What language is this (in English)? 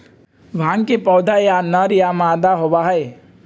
Magahi